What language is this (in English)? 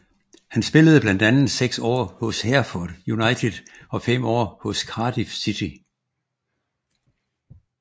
Danish